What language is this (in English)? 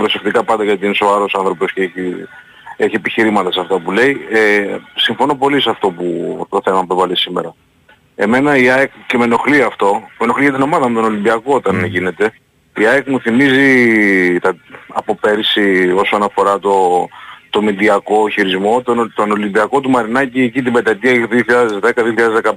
Greek